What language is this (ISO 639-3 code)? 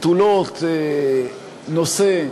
heb